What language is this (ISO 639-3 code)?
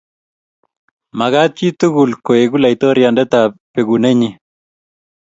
kln